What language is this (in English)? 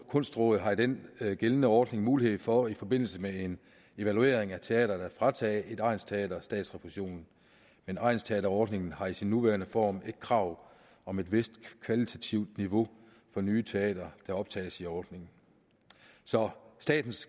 Danish